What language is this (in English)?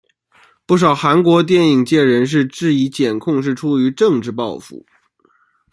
Chinese